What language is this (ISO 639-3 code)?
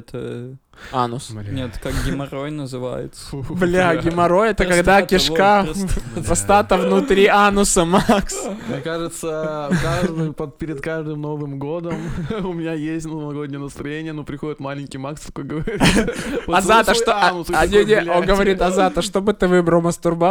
rus